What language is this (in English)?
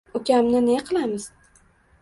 Uzbek